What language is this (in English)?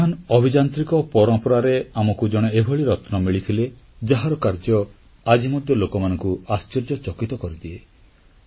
Odia